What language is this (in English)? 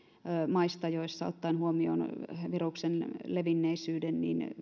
Finnish